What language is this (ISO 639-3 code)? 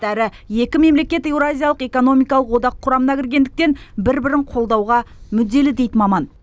kaz